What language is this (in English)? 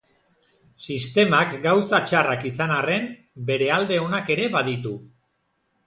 Basque